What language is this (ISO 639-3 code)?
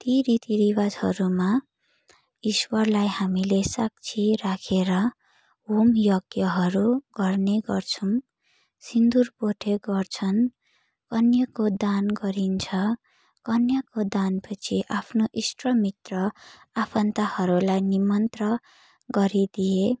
nep